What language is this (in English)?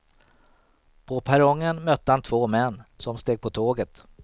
Swedish